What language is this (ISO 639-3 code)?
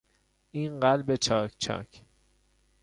fas